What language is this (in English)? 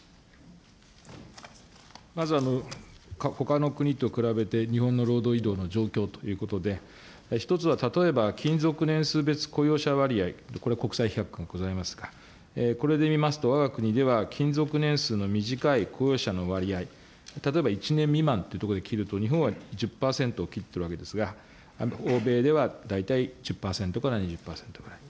Japanese